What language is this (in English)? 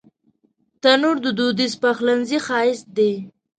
Pashto